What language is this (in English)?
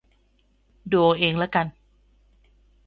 Thai